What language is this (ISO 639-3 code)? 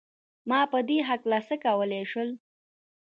pus